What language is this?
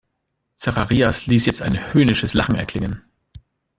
German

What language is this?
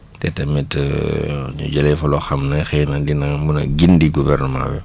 Wolof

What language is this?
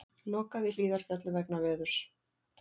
Icelandic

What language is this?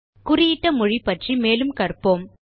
Tamil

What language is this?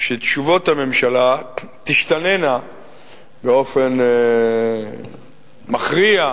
Hebrew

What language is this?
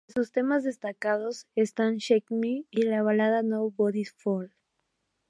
Spanish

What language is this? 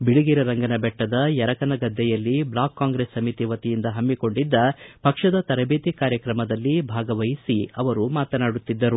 Kannada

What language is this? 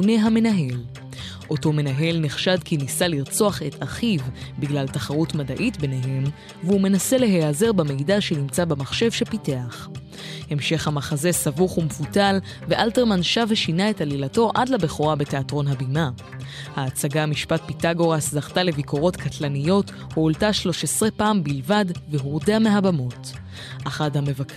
Hebrew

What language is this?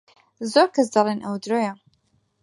Central Kurdish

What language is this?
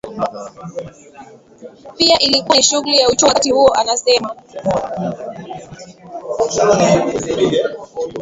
Swahili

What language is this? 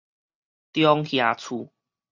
Min Nan Chinese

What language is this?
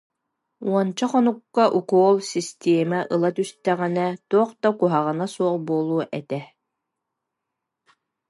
Yakut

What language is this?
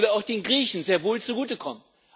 German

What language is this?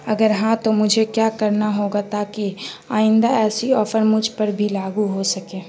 Urdu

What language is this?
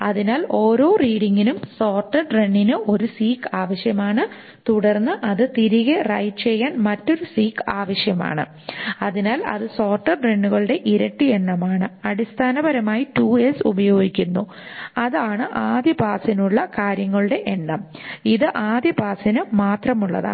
Malayalam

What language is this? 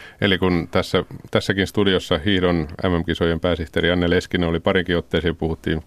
Finnish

